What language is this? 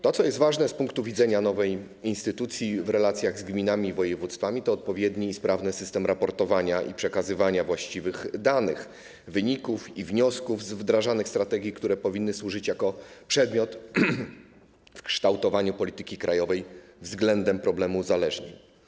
Polish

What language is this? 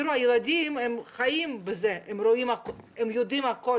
Hebrew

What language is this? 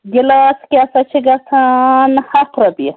Kashmiri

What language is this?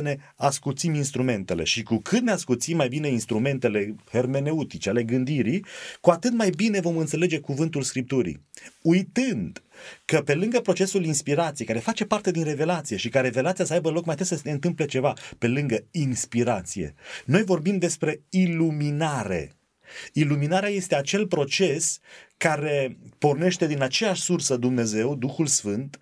Romanian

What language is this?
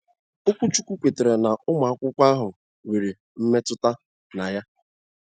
Igbo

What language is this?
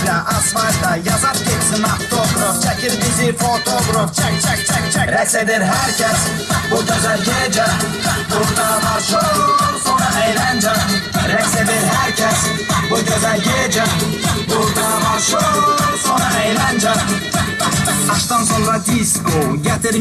Azerbaijani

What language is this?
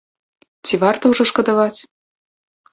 Belarusian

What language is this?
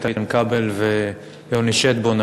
Hebrew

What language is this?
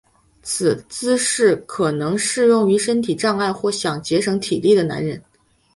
Chinese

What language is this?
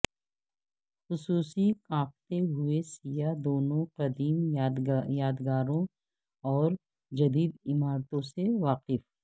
Urdu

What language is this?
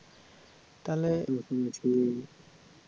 Bangla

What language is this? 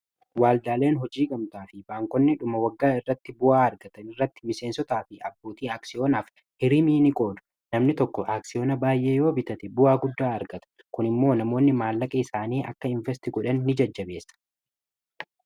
Oromo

